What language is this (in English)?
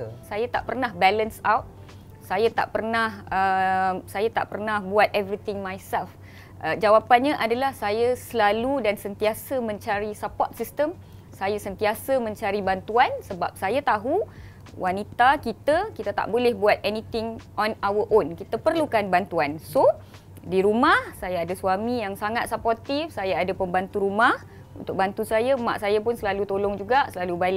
Malay